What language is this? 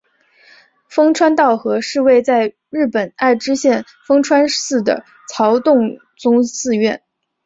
Chinese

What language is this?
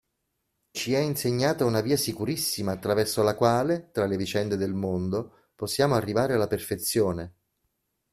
Italian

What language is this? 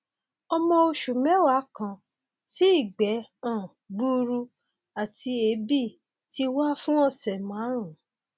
Yoruba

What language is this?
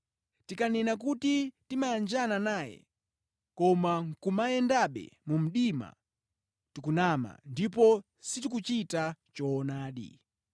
Nyanja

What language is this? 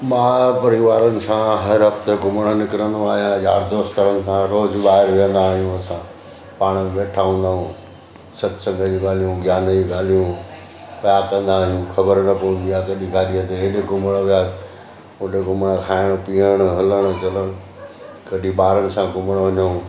Sindhi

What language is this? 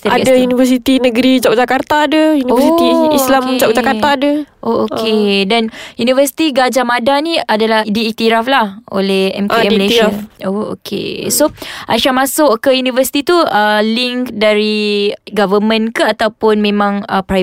Malay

